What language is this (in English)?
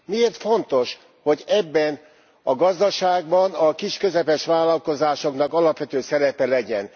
Hungarian